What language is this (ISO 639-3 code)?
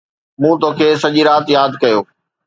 snd